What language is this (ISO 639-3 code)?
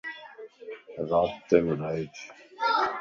lss